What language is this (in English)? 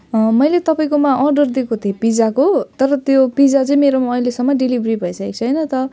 Nepali